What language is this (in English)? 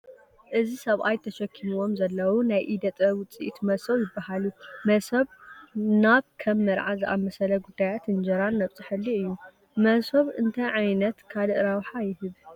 Tigrinya